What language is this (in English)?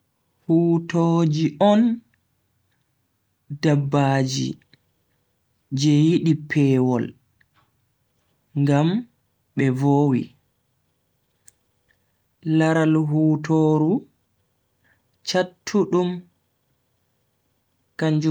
Bagirmi Fulfulde